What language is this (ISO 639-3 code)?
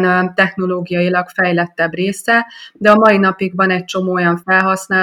hun